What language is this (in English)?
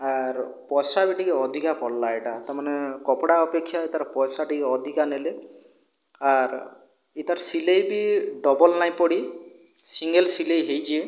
Odia